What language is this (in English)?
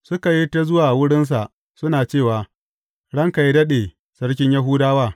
Hausa